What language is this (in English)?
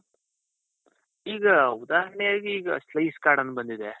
Kannada